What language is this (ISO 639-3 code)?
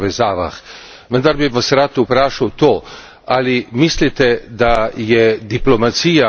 slv